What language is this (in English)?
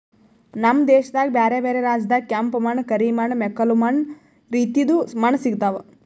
Kannada